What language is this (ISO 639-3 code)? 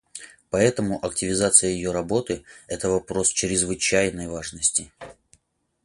rus